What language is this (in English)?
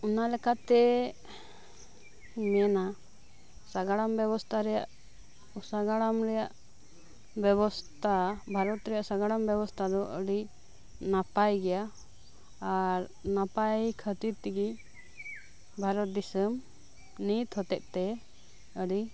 Santali